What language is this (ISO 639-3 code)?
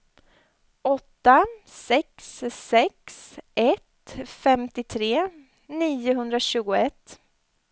swe